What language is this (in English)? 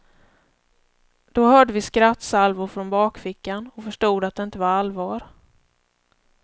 Swedish